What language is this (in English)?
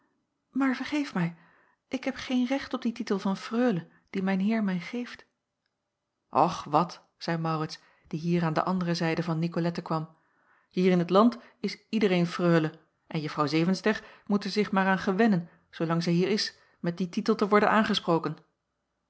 Dutch